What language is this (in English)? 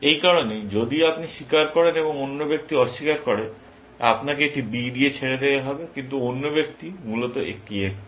Bangla